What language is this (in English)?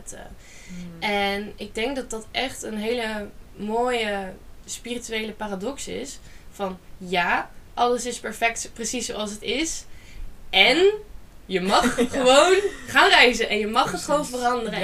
Dutch